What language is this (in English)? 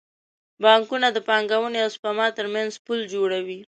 Pashto